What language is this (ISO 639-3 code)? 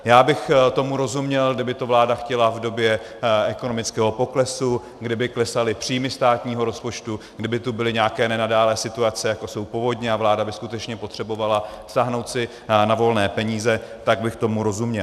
ces